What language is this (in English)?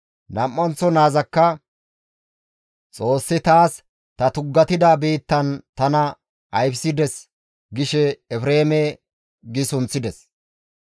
Gamo